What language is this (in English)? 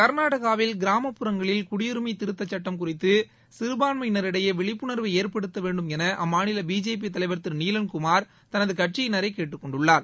Tamil